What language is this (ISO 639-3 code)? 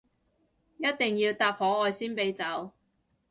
yue